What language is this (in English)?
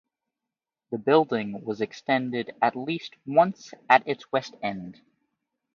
English